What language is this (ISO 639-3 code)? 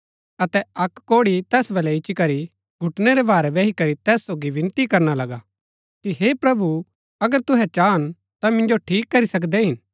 gbk